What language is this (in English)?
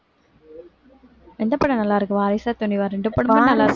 Tamil